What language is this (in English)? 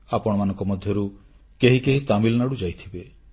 Odia